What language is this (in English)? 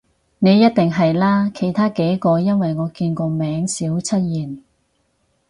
Cantonese